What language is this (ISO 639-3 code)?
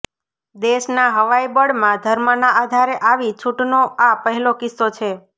guj